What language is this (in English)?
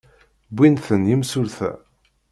Kabyle